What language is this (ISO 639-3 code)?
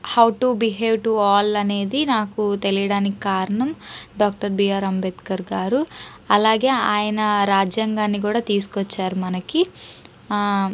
tel